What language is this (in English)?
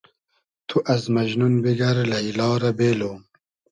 Hazaragi